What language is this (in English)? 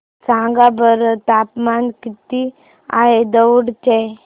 Marathi